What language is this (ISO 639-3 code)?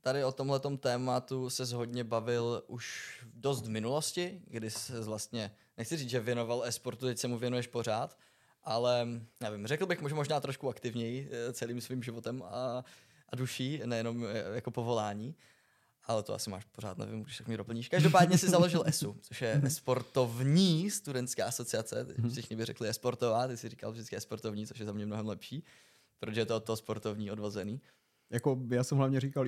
ces